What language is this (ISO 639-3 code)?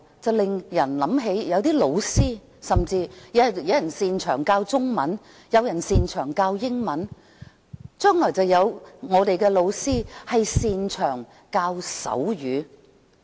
yue